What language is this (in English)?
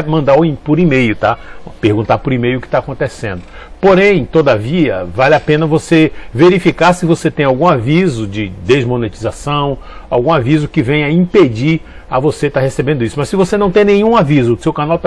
Portuguese